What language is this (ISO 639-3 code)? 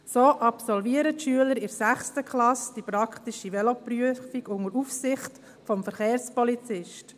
gsw